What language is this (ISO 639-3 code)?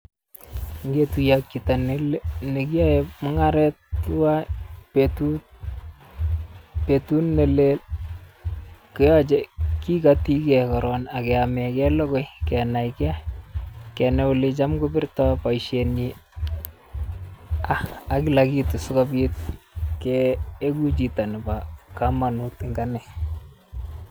kln